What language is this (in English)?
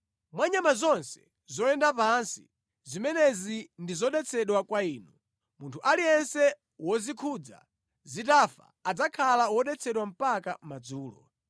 Nyanja